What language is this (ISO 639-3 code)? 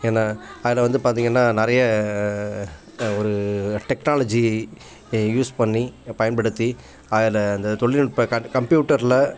tam